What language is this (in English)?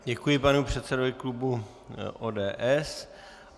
Czech